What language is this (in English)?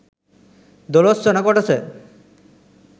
Sinhala